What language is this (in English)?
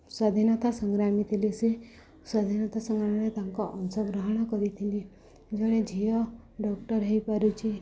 Odia